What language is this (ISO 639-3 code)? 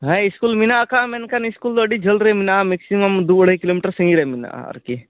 sat